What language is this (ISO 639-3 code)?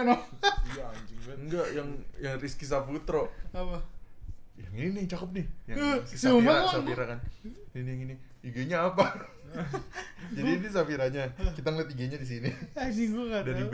ind